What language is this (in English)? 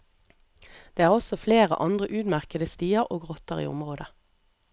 Norwegian